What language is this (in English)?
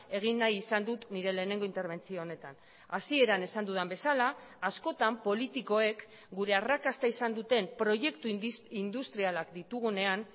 Basque